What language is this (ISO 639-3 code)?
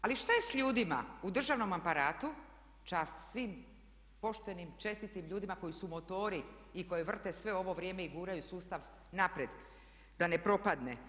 hrv